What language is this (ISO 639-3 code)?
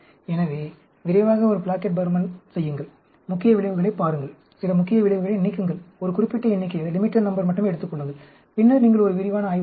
tam